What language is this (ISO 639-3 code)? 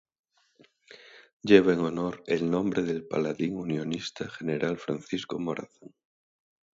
spa